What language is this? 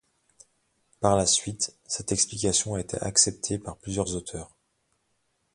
French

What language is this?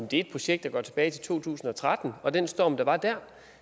Danish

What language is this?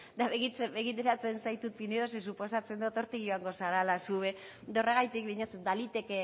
Basque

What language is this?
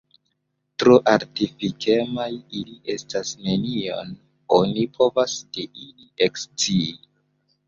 Esperanto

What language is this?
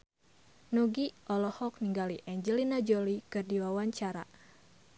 Sundanese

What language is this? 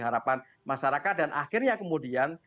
Indonesian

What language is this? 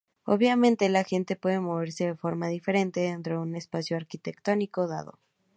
Spanish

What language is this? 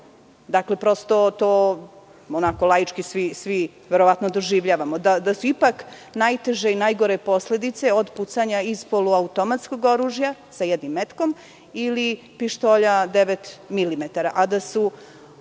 Serbian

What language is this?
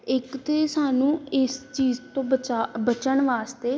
Punjabi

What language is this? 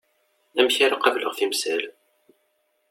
Kabyle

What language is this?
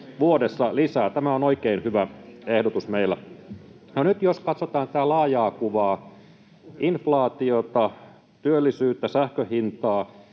Finnish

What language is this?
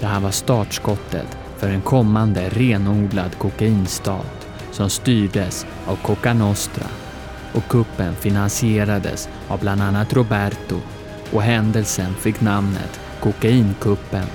Swedish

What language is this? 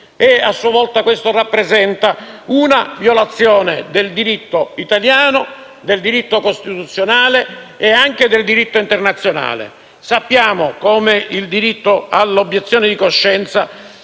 Italian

